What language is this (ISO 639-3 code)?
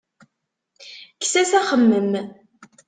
kab